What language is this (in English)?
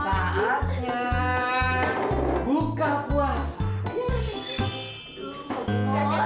Indonesian